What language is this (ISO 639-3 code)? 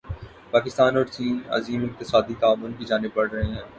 urd